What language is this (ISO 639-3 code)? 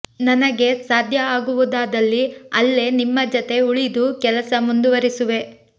kan